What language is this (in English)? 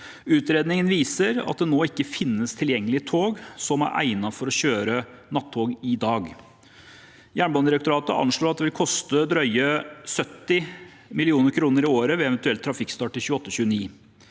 Norwegian